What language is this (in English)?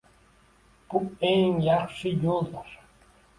Uzbek